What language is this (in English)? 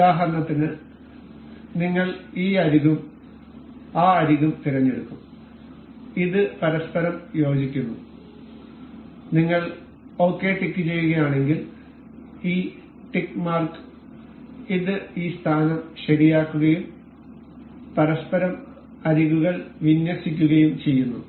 Malayalam